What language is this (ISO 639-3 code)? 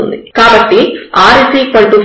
tel